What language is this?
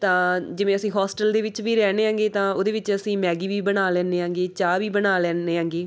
Punjabi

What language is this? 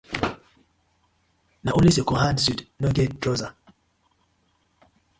Nigerian Pidgin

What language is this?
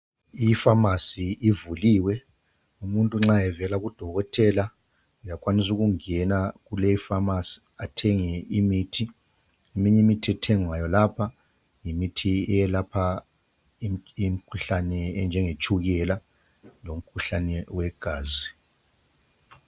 North Ndebele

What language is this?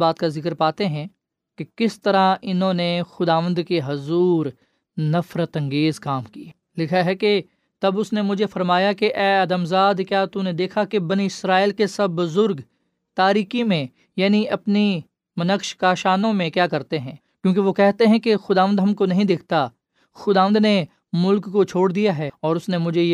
Urdu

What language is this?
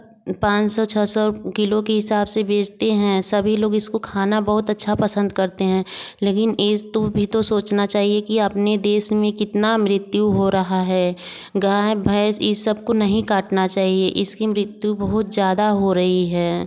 Hindi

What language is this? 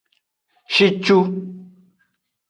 Aja (Benin)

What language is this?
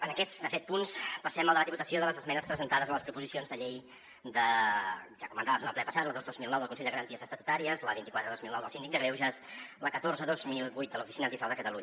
Catalan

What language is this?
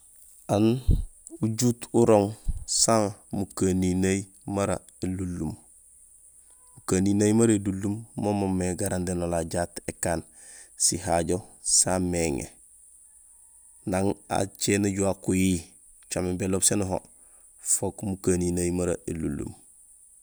Gusilay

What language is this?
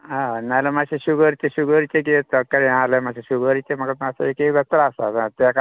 Konkani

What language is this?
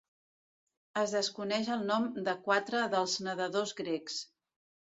Catalan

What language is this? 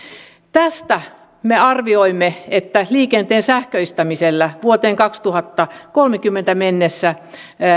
Finnish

